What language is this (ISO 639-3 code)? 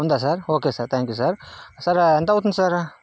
tel